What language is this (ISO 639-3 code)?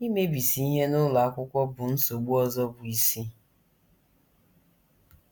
ibo